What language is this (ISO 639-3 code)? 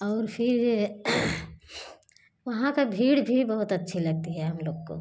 hin